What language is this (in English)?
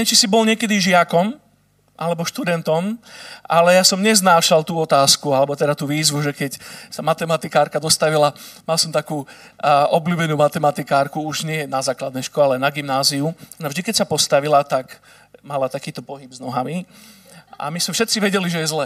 Slovak